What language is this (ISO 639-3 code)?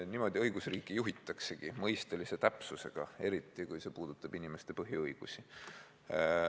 est